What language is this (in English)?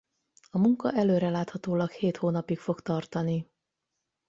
Hungarian